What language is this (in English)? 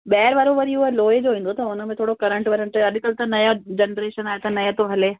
Sindhi